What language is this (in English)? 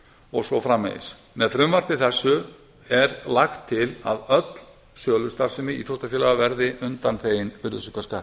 Icelandic